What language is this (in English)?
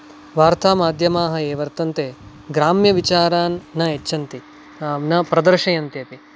Sanskrit